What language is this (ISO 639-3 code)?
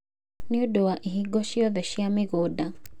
kik